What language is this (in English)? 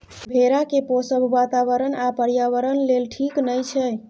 Maithili